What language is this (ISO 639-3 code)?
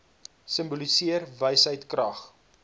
afr